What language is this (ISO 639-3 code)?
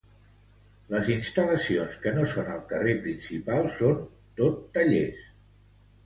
cat